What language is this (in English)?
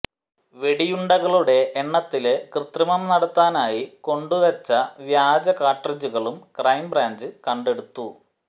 Malayalam